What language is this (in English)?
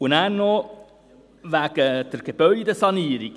Swiss German